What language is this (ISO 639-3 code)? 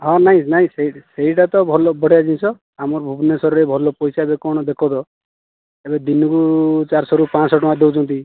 ori